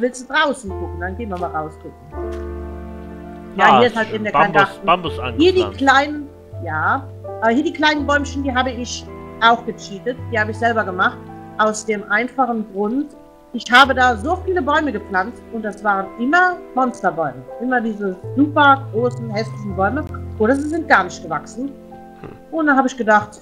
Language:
German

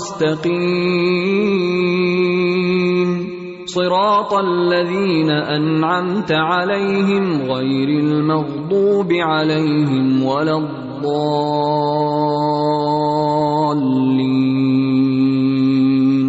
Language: Urdu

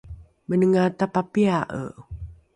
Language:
Rukai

